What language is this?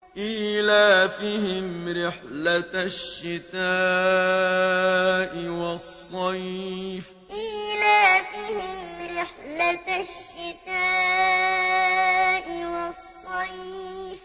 Arabic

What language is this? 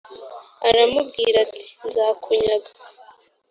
Kinyarwanda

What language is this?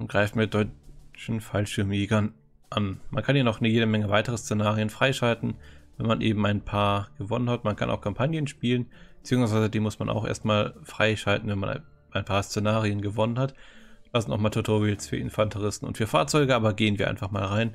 German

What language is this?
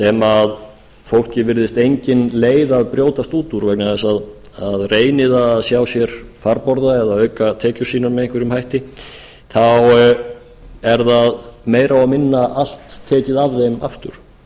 Icelandic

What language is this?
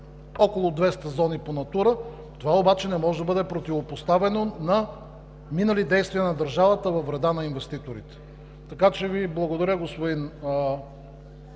Bulgarian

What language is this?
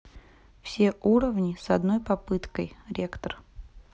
Russian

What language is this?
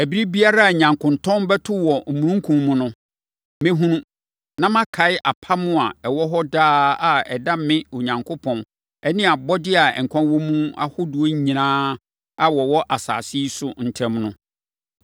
Akan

